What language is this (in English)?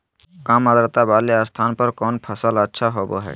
Magahi